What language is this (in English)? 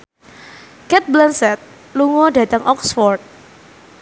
Javanese